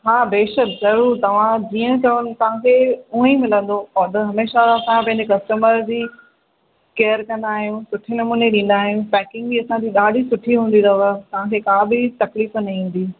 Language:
Sindhi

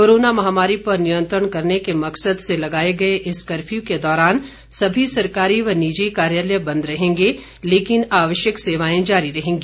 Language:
Hindi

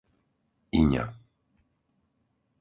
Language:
Slovak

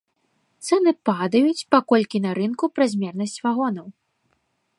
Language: Belarusian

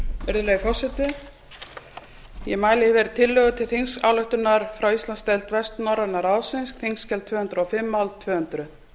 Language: Icelandic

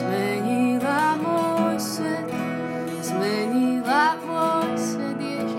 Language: Slovak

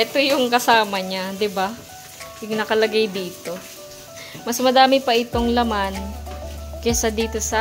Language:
Filipino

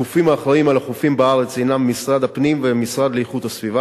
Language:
Hebrew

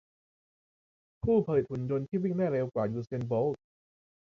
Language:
Thai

